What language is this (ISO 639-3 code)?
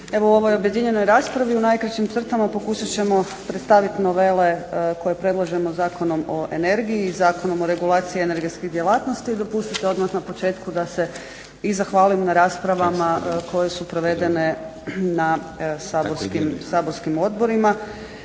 hrv